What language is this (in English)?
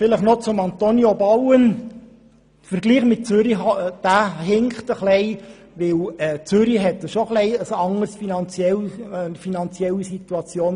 Swiss German